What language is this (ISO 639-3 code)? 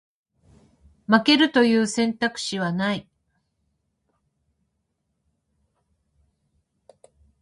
jpn